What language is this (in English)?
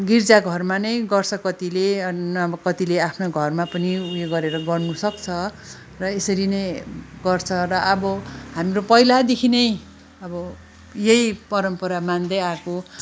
Nepali